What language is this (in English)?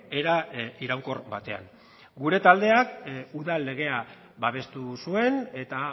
Basque